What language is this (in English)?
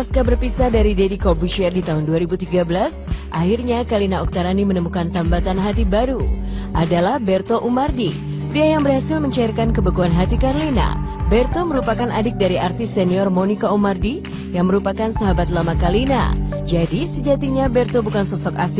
Indonesian